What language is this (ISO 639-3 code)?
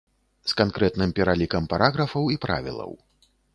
bel